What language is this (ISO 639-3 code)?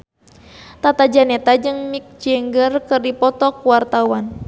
sun